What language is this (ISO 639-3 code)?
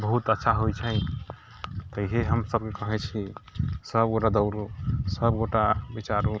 mai